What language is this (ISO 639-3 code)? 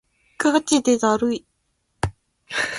jpn